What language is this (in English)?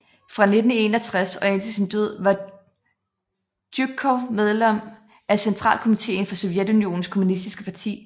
Danish